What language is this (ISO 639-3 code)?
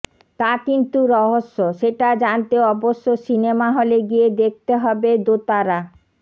ben